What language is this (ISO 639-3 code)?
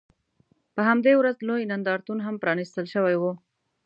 pus